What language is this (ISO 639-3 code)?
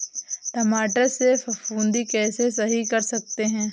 hin